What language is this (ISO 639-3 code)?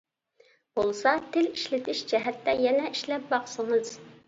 uig